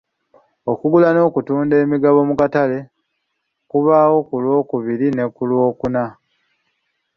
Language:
Ganda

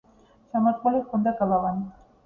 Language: Georgian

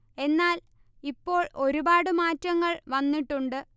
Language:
Malayalam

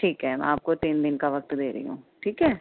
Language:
Urdu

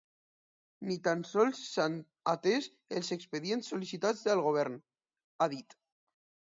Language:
Catalan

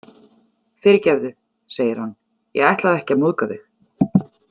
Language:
Icelandic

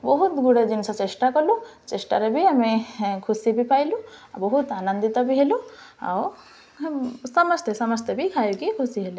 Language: Odia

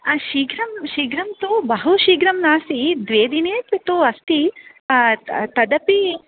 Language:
Sanskrit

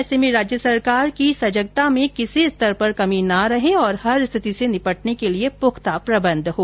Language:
Hindi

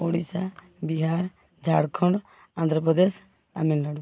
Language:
Odia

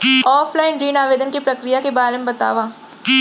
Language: Chhattisgarhi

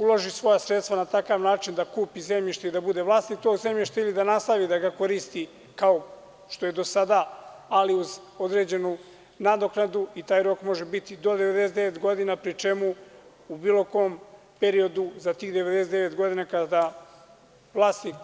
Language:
Serbian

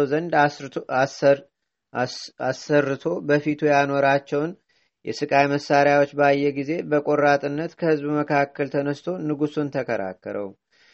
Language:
Amharic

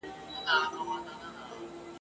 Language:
Pashto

